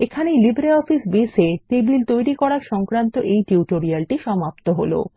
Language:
Bangla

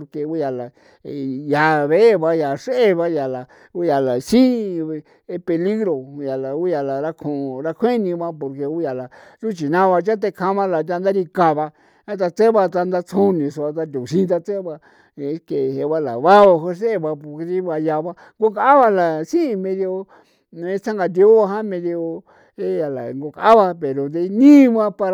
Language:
San Felipe Otlaltepec Popoloca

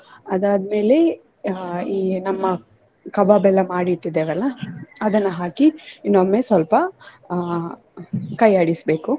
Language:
Kannada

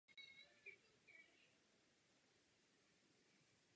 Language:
Czech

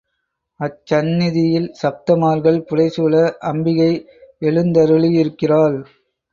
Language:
Tamil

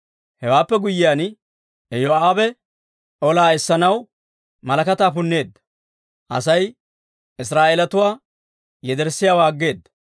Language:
Dawro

